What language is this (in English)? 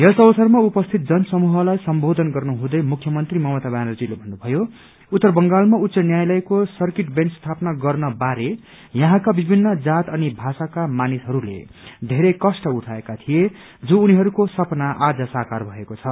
Nepali